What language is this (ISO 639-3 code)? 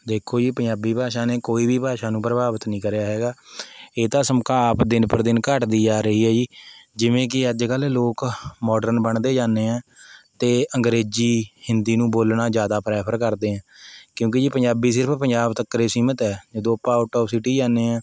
pan